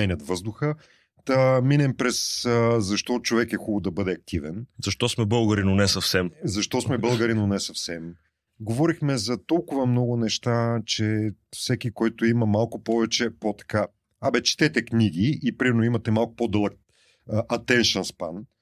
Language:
Bulgarian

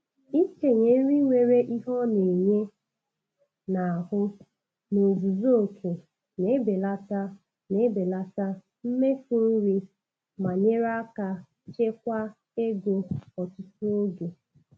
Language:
Igbo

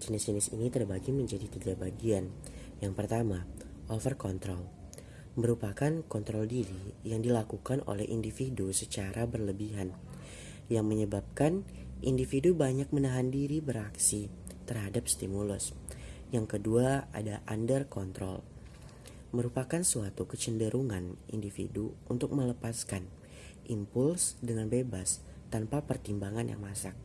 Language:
Indonesian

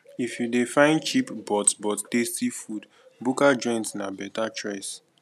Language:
Nigerian Pidgin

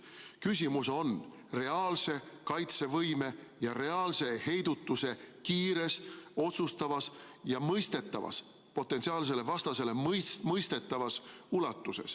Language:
Estonian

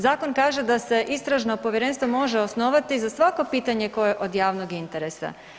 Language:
Croatian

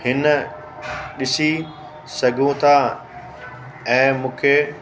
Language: Sindhi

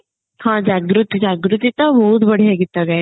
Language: Odia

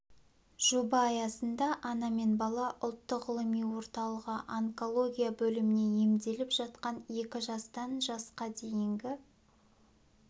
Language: Kazakh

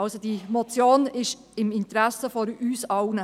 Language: Swiss German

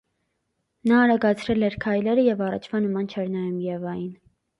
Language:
Armenian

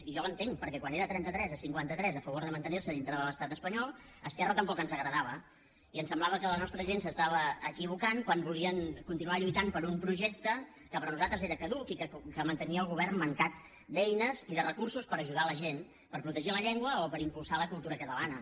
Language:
Catalan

